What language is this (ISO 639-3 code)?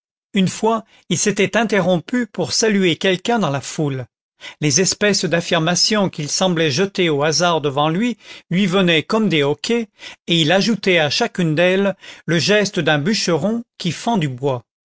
fra